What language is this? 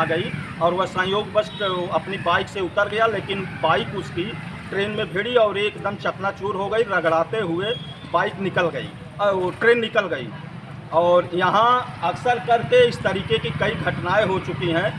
Hindi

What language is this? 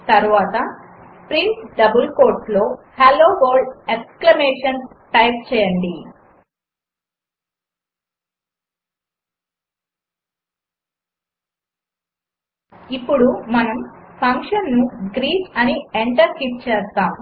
Telugu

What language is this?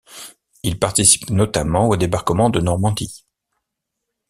French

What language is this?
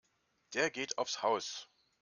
German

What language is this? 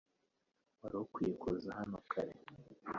Kinyarwanda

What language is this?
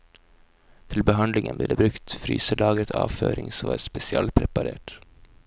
Norwegian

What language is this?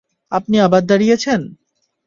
Bangla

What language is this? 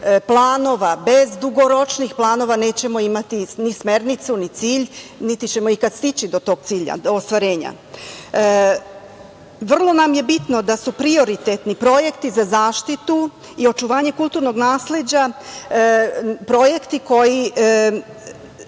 Serbian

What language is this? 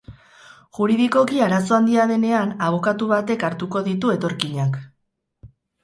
Basque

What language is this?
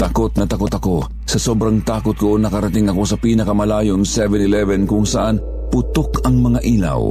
Filipino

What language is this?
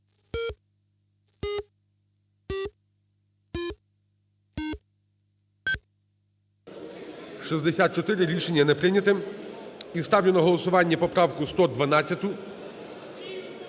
Ukrainian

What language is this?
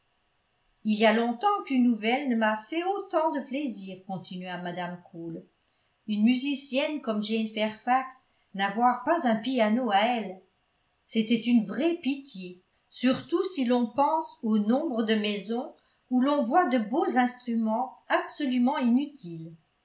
French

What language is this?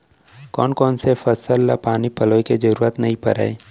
Chhattisgarhi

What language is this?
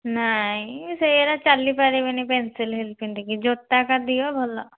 Odia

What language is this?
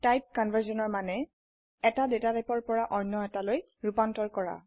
Assamese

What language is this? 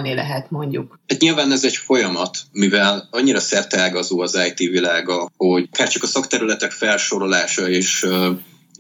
Hungarian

